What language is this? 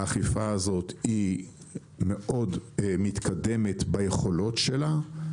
Hebrew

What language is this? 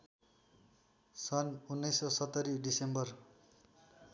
Nepali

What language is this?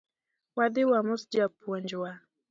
Luo (Kenya and Tanzania)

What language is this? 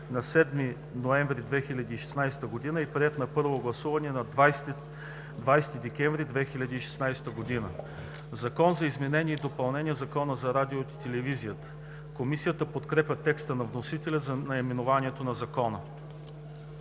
Bulgarian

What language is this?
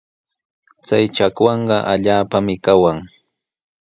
Sihuas Ancash Quechua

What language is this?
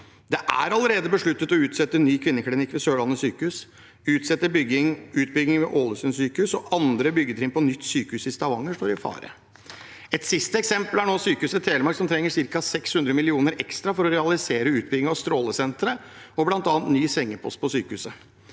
Norwegian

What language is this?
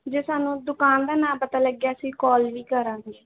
Punjabi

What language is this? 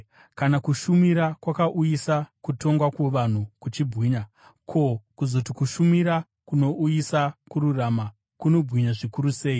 Shona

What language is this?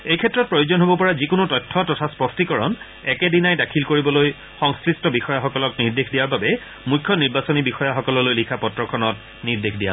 Assamese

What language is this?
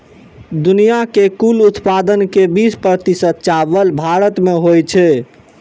Maithili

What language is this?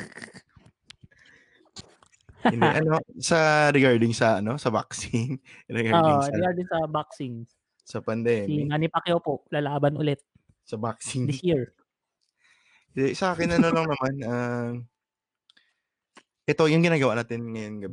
Filipino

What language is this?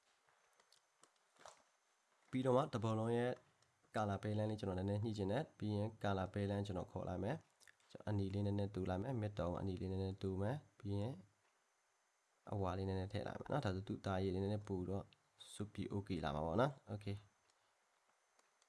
Korean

